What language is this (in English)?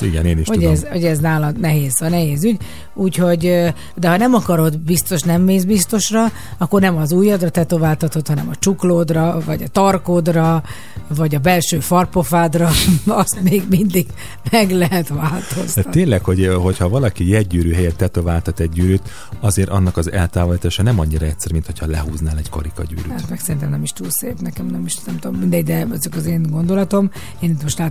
Hungarian